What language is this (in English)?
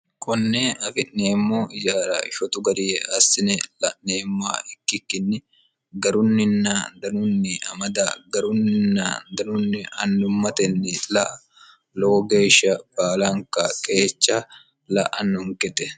Sidamo